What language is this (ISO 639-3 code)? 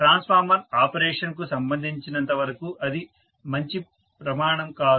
tel